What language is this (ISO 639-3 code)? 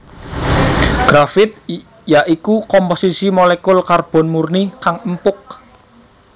jav